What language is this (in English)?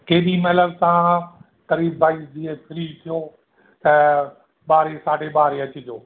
Sindhi